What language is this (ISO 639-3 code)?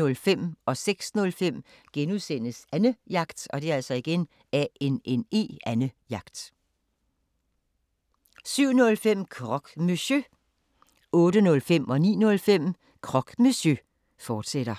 dan